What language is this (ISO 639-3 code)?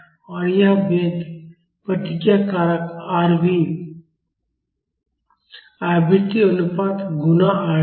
hin